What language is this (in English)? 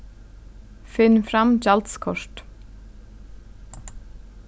Faroese